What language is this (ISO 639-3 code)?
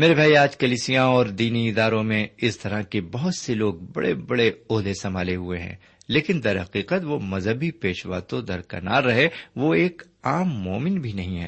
urd